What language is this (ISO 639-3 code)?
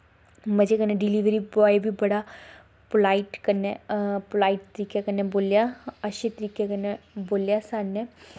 doi